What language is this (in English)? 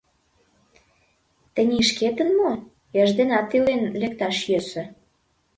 Mari